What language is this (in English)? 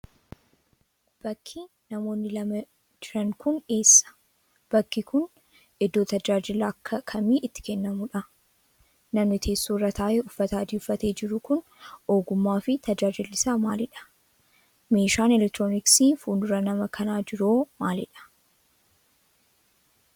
Oromo